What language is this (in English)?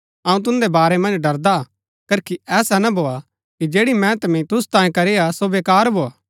Gaddi